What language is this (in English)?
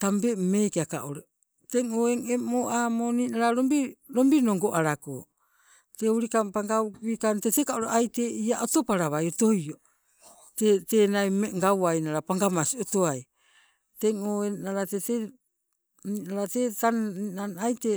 Sibe